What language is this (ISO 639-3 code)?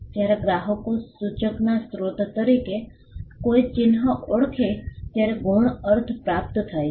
guj